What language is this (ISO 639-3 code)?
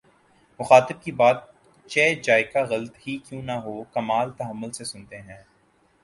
urd